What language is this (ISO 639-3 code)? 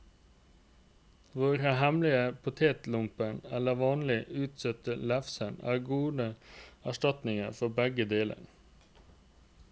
nor